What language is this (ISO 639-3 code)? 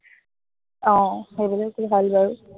asm